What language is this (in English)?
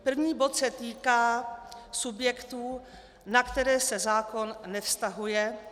Czech